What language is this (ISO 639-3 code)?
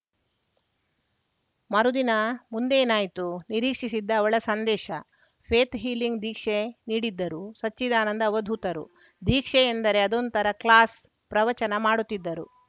kan